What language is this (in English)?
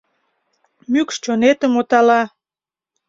Mari